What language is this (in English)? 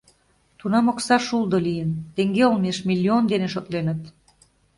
Mari